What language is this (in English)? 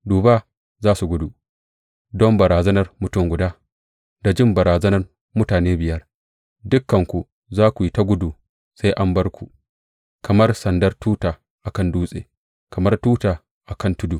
Hausa